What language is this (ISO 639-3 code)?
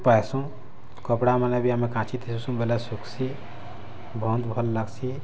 ori